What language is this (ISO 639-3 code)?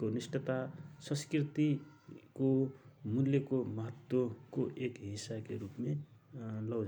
thr